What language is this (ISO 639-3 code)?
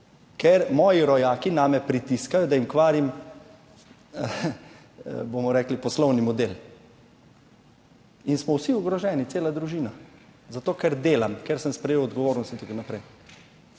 slv